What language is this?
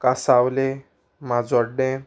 Konkani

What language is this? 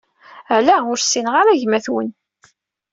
Kabyle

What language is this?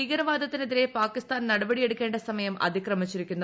Malayalam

